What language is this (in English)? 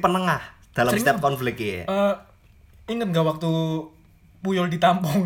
Indonesian